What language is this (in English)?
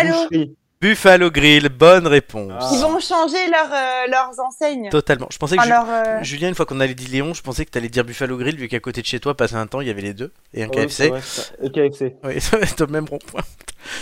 French